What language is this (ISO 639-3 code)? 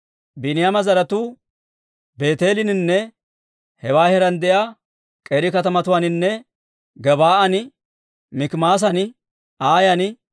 dwr